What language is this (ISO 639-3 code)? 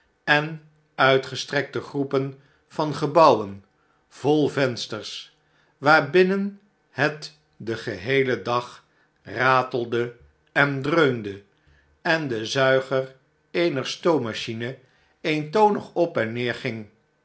nld